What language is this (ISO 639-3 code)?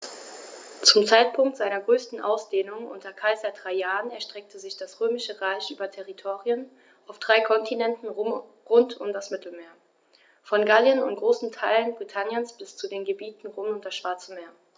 deu